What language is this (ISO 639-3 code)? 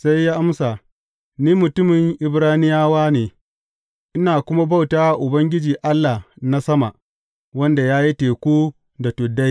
hau